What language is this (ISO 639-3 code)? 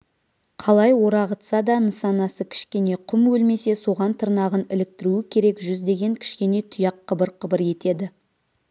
kaz